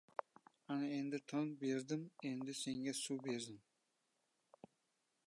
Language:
Uzbek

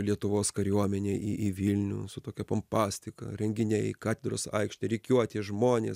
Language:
Lithuanian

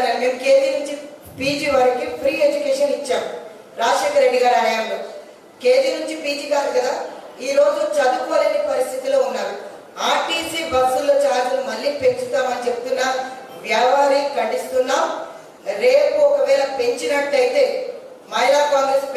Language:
Telugu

